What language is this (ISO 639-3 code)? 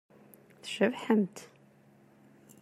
kab